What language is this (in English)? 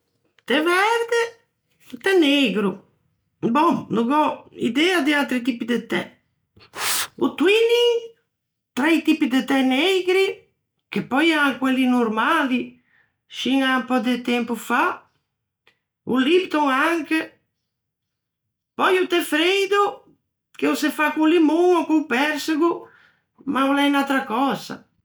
Ligurian